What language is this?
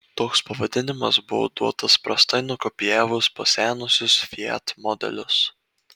Lithuanian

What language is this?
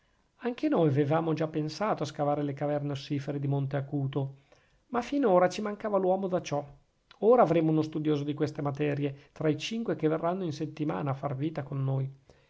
Italian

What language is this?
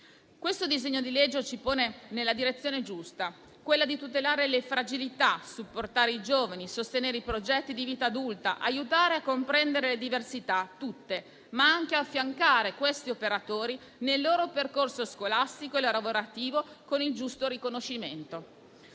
Italian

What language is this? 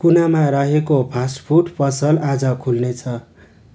Nepali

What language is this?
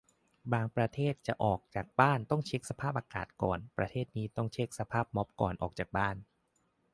Thai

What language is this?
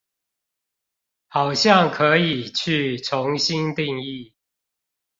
Chinese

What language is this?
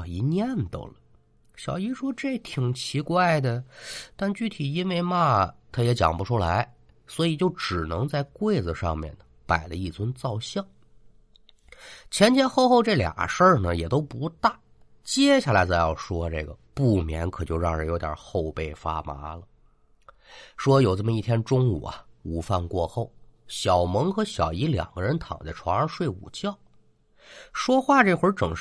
Chinese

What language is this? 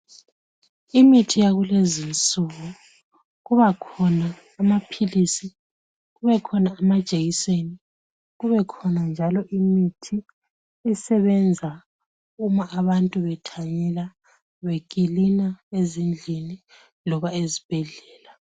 North Ndebele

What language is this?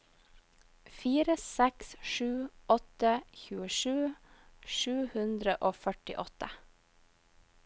Norwegian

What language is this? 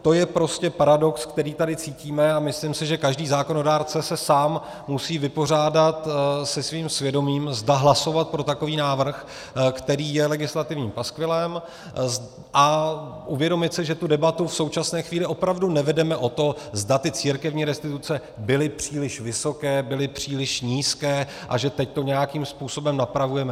Czech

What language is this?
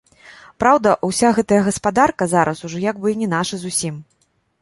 Belarusian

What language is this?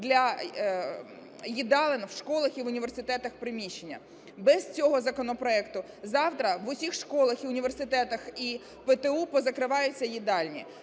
Ukrainian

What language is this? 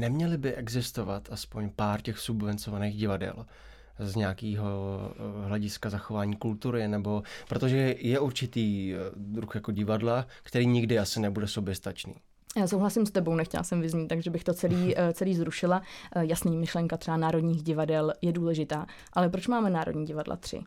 Czech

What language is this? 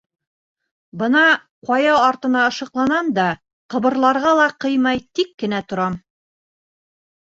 Bashkir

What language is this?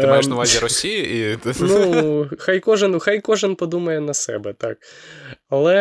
Ukrainian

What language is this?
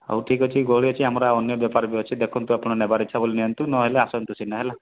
Odia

